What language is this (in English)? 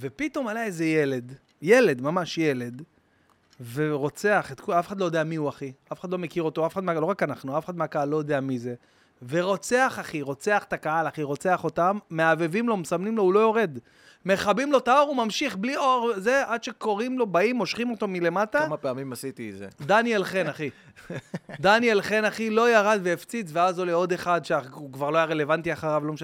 Hebrew